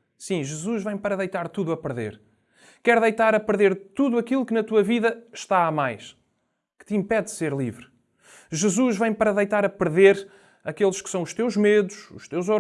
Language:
Portuguese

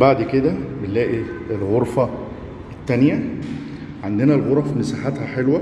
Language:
Arabic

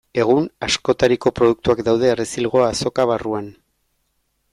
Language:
Basque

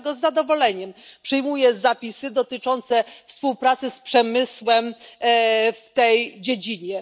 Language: Polish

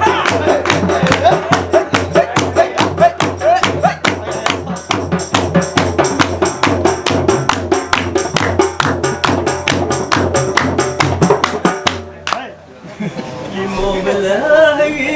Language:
Malay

